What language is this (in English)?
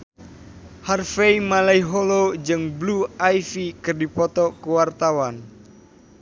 Sundanese